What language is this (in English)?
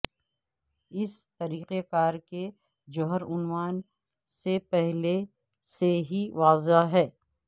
Urdu